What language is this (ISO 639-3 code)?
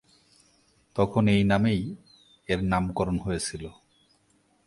ben